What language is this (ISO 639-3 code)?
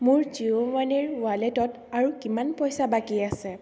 asm